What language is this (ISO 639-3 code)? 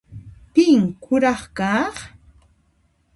qxp